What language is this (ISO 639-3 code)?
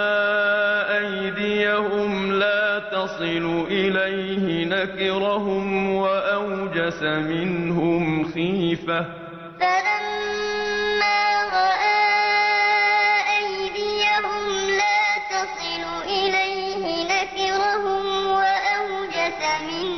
ara